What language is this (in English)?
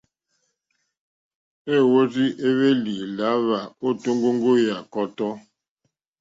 Mokpwe